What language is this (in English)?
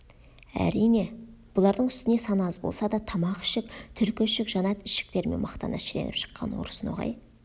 Kazakh